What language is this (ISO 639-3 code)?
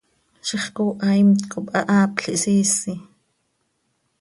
sei